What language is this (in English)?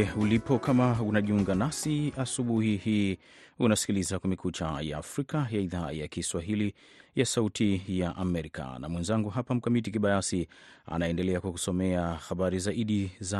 Swahili